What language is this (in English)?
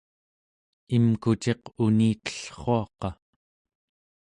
Central Yupik